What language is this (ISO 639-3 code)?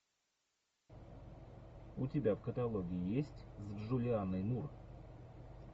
rus